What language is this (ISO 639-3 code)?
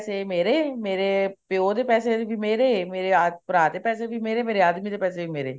pan